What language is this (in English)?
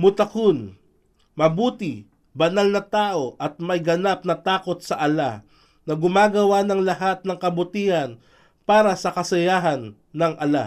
Filipino